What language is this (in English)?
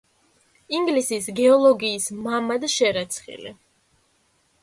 Georgian